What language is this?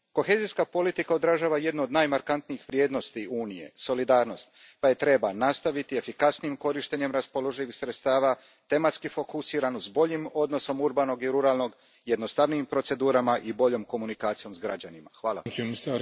Croatian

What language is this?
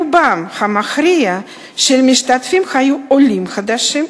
Hebrew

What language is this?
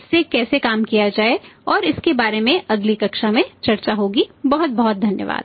Hindi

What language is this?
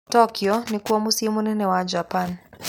Kikuyu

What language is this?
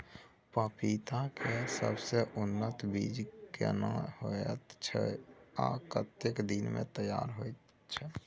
Maithili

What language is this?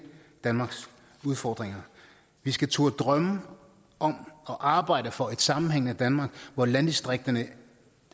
Danish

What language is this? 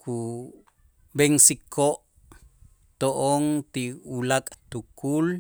Itzá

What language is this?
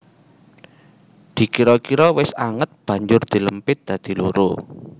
Javanese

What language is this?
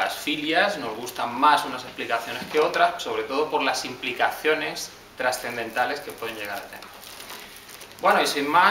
Spanish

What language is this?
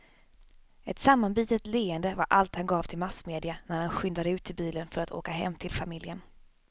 Swedish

